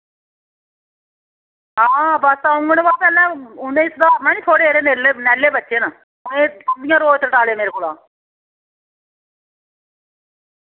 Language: Dogri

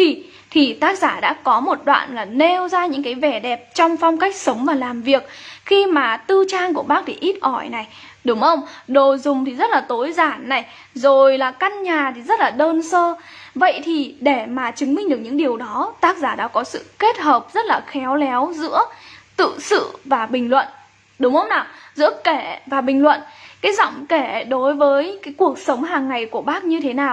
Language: Vietnamese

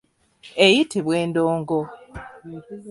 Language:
Ganda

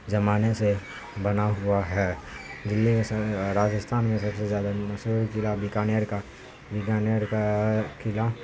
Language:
Urdu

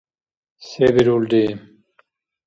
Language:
Dargwa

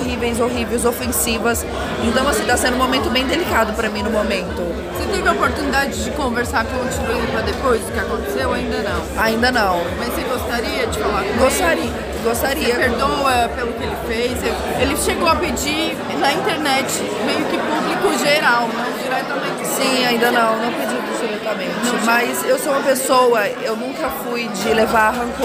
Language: Portuguese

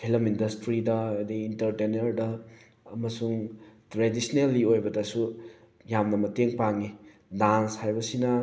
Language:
Manipuri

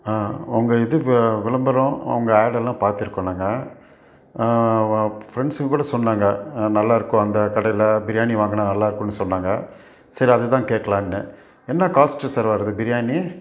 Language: Tamil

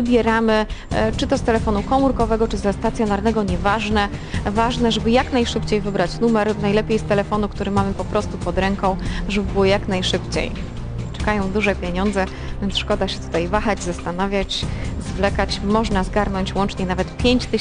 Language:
Polish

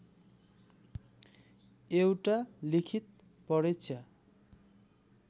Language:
Nepali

